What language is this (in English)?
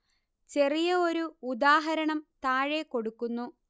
Malayalam